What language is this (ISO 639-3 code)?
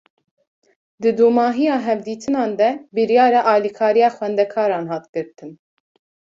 kur